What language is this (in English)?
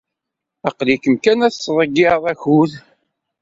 Kabyle